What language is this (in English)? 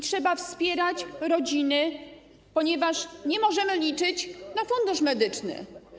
Polish